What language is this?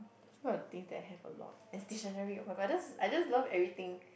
English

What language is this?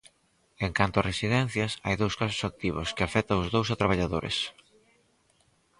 Galician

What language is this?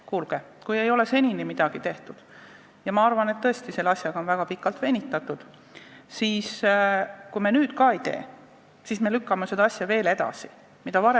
Estonian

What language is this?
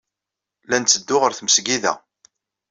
Kabyle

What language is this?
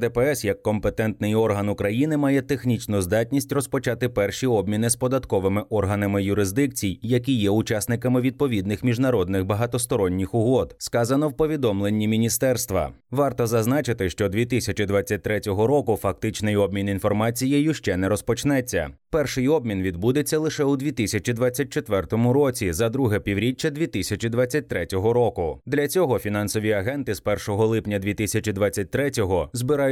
Ukrainian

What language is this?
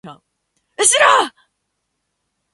Japanese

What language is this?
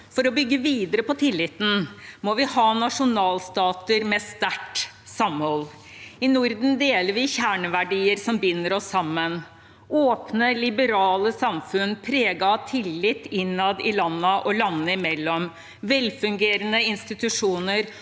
Norwegian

